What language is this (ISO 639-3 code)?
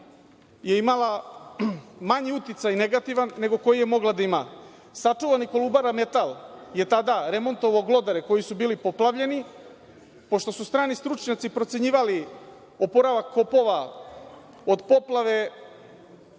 srp